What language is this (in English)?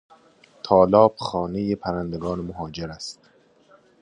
Persian